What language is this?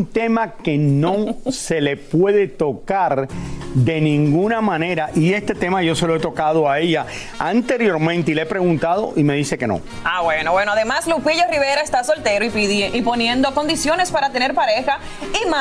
Spanish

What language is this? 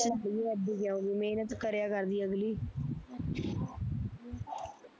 Punjabi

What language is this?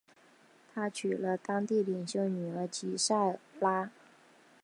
Chinese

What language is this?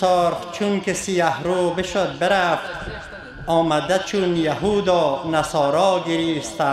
Persian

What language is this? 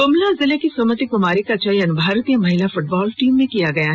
Hindi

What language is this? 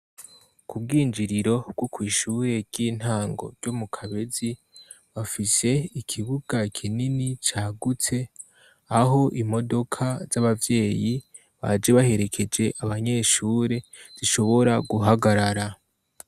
Rundi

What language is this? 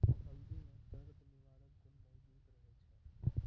Maithili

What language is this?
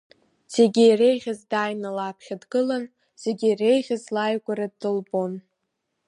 Abkhazian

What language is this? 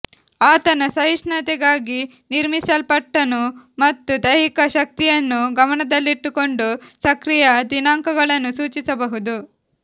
Kannada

